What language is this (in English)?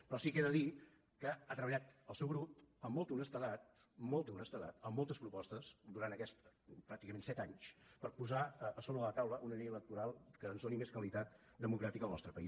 Catalan